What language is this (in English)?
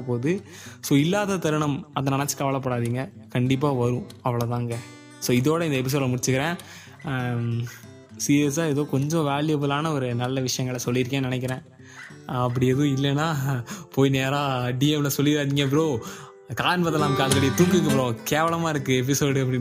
Tamil